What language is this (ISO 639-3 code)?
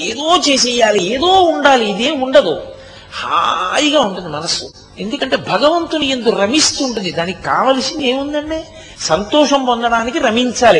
tel